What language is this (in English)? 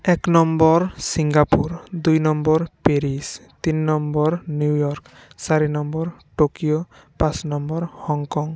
Assamese